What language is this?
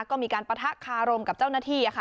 Thai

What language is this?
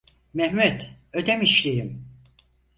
Turkish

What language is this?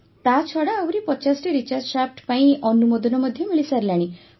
Odia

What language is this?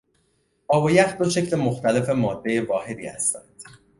Persian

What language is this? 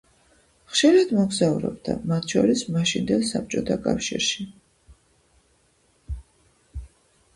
Georgian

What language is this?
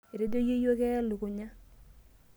Masai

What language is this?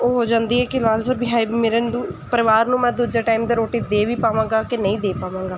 Punjabi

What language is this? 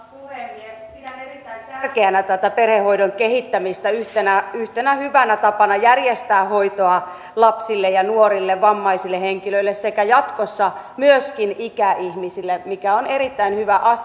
Finnish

